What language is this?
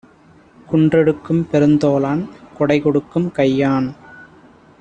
Tamil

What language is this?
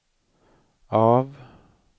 Swedish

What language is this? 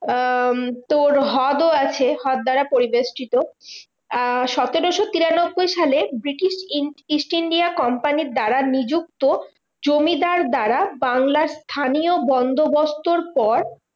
Bangla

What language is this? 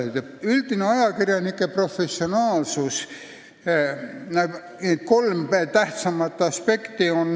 Estonian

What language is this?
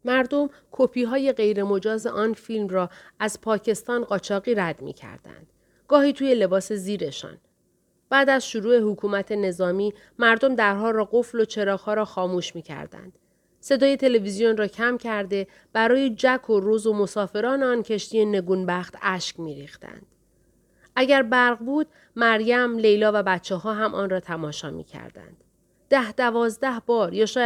Persian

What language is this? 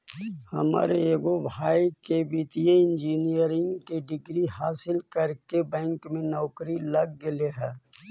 Magahi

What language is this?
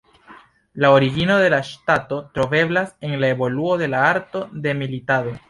Esperanto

